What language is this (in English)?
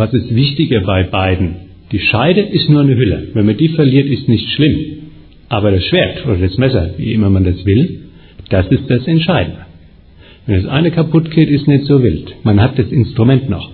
German